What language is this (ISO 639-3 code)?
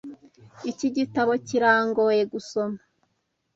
kin